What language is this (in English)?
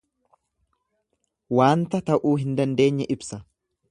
Oromo